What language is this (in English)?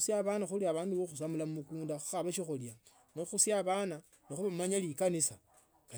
Tsotso